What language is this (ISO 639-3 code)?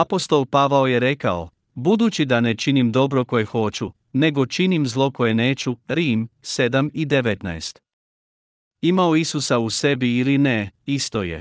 hrv